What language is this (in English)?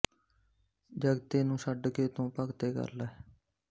Punjabi